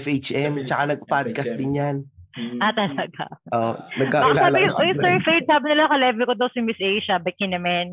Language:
Filipino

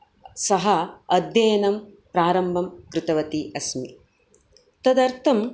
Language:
Sanskrit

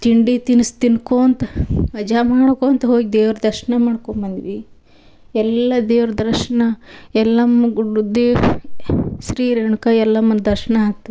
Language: Kannada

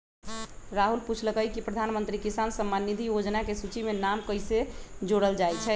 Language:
Magahi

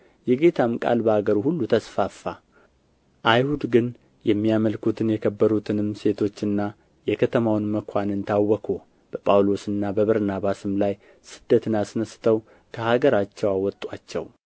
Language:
Amharic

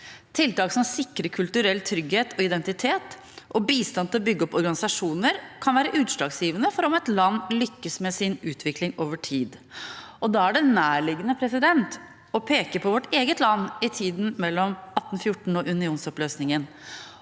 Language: Norwegian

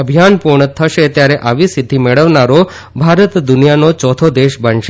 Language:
Gujarati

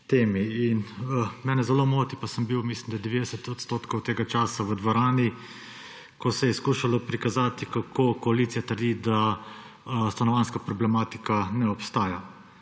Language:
Slovenian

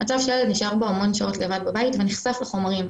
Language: Hebrew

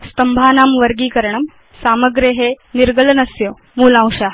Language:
Sanskrit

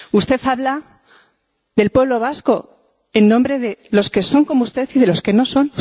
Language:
Spanish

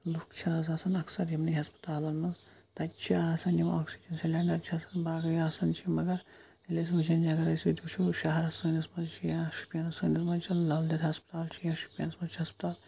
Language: Kashmiri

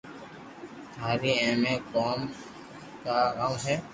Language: Loarki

